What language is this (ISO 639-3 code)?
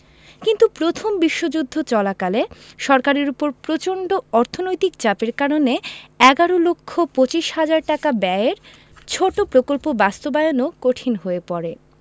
ben